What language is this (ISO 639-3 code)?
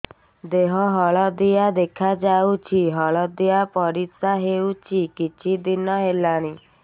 ori